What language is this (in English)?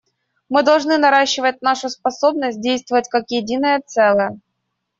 Russian